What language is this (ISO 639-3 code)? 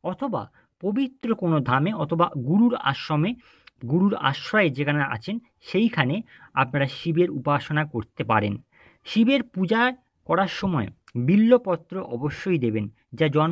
ben